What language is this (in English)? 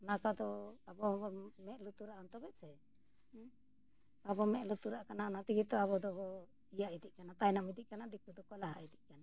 Santali